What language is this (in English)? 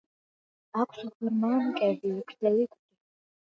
Georgian